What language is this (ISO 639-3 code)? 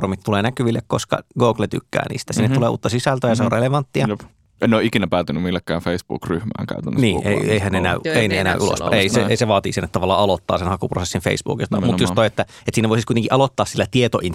fin